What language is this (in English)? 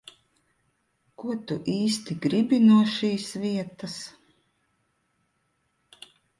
Latvian